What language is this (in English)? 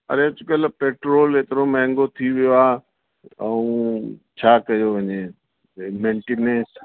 Sindhi